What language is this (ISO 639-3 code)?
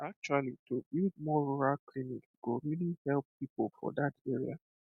pcm